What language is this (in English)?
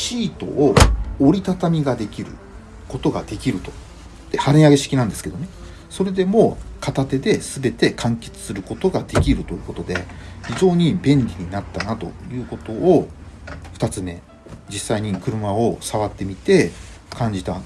Japanese